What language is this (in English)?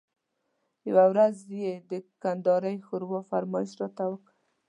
Pashto